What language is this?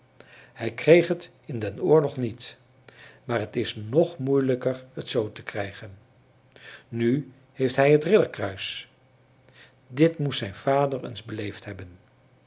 Dutch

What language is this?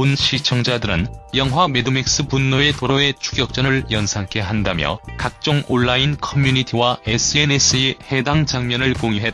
Korean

